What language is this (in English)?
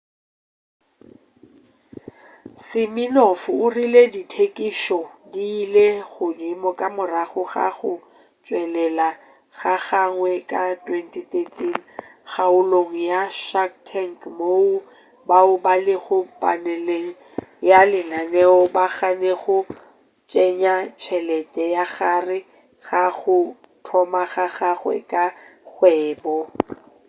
Northern Sotho